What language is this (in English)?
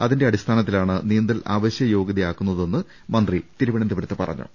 Malayalam